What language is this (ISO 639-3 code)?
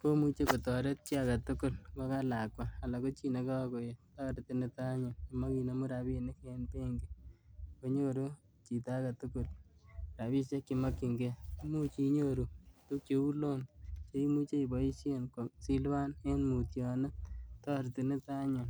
kln